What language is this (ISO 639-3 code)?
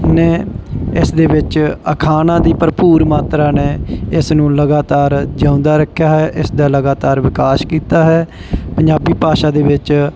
pan